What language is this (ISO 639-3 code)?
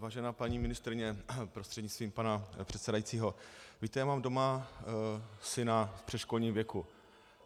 ces